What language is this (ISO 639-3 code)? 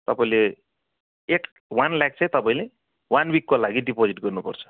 nep